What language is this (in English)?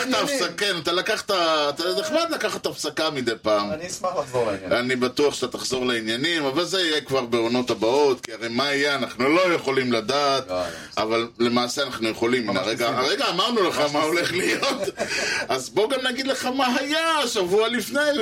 Hebrew